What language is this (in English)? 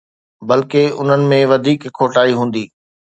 Sindhi